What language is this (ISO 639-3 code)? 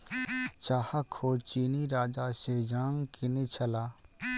mai